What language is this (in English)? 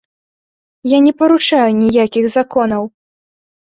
Belarusian